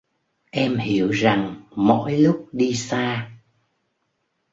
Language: Vietnamese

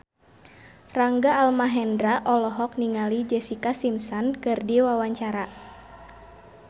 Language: Sundanese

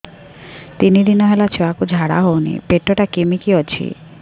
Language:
Odia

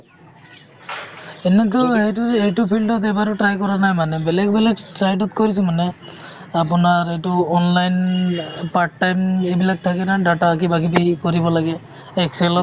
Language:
Assamese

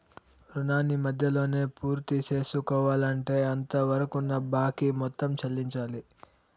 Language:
Telugu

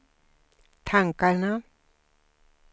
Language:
Swedish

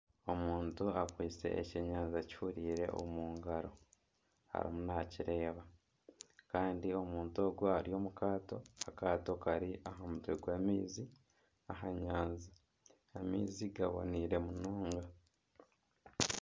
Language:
Nyankole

